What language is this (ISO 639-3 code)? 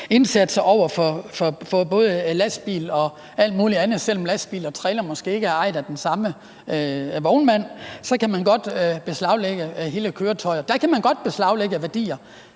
dan